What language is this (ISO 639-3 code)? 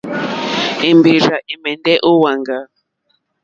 bri